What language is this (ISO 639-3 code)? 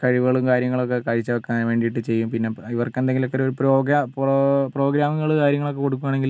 mal